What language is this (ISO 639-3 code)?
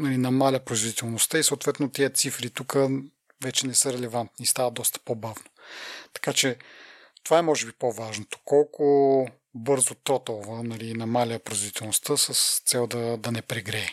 bul